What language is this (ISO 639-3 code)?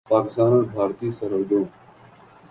urd